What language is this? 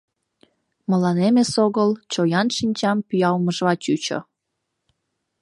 Mari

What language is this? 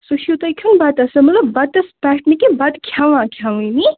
Kashmiri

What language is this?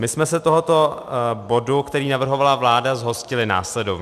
Czech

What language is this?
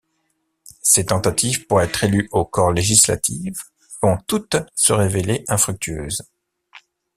French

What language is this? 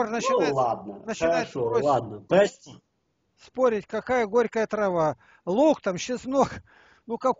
Russian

